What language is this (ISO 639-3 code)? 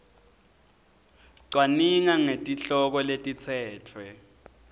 ssw